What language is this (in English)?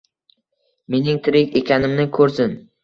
Uzbek